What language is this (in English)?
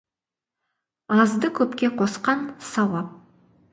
Kazakh